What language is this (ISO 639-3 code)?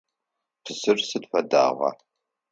ady